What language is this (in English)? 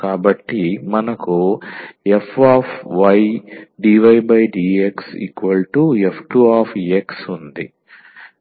Telugu